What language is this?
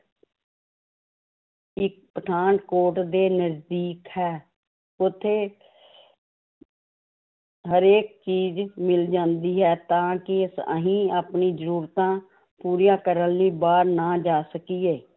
Punjabi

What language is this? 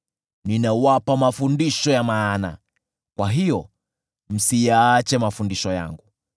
Swahili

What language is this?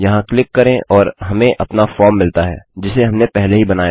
Hindi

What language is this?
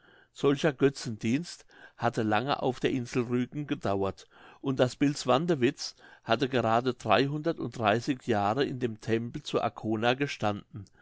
German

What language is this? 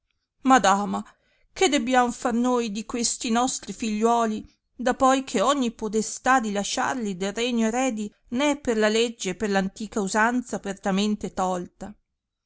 Italian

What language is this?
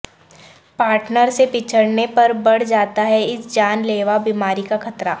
Urdu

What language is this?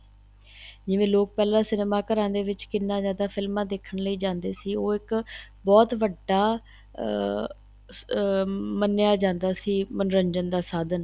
Punjabi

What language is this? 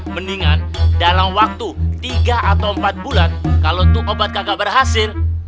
Indonesian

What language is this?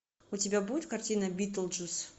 Russian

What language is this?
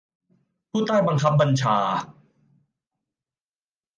Thai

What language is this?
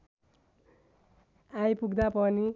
Nepali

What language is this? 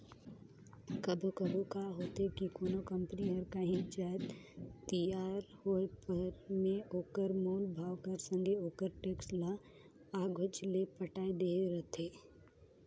Chhattisgarhi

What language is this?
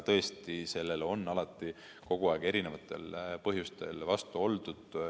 Estonian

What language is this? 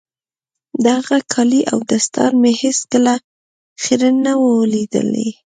Pashto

